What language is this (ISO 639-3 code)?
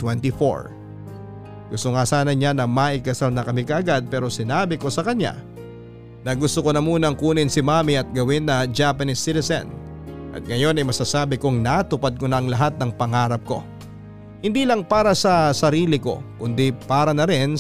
fil